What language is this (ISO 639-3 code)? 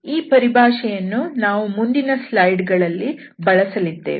kan